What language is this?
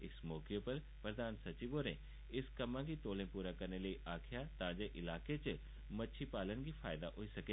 Dogri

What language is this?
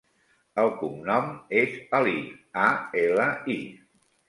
Catalan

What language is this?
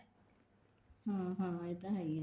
Punjabi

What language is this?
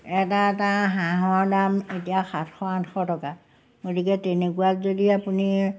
Assamese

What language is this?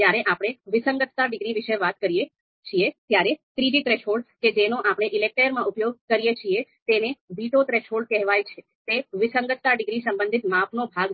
Gujarati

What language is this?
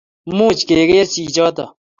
Kalenjin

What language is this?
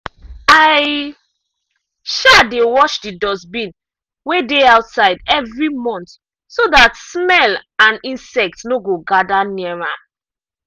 Nigerian Pidgin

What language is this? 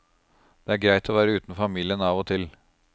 Norwegian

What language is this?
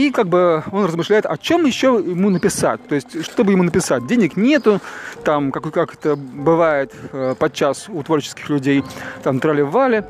Russian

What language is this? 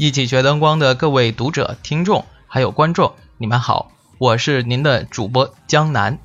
Chinese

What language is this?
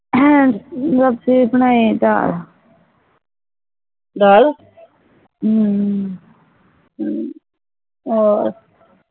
Punjabi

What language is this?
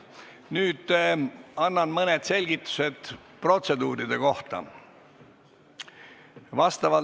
Estonian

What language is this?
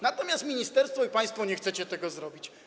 Polish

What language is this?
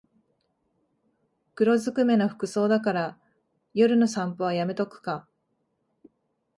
Japanese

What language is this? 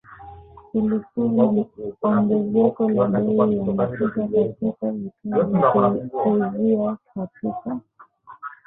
Swahili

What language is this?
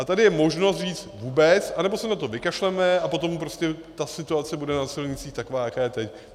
Czech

